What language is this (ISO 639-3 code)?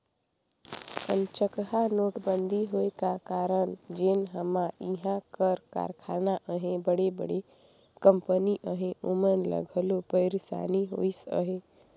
hne